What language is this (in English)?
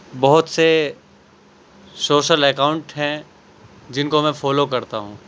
Urdu